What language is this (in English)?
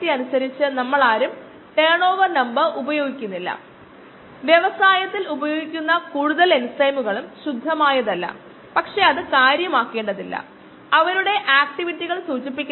Malayalam